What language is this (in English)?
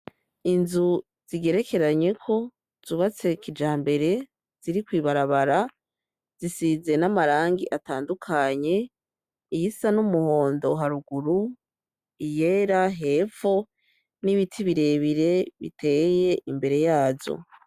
Rundi